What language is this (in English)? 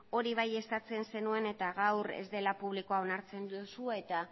Basque